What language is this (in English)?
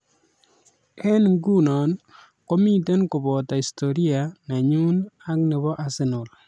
Kalenjin